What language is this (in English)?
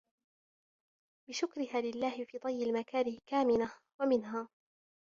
Arabic